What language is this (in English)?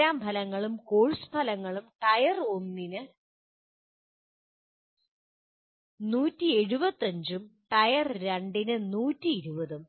Malayalam